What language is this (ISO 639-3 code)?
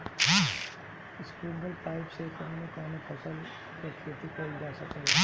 bho